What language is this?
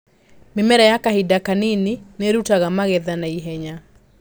Kikuyu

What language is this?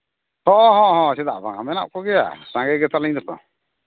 Santali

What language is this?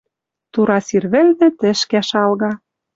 Western Mari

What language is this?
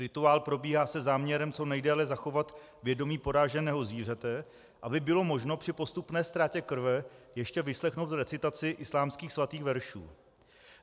Czech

